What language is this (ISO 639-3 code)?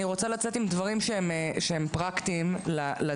heb